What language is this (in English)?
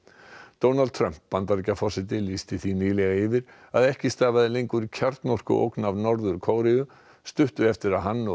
Icelandic